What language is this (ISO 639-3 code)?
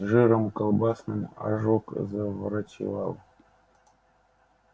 rus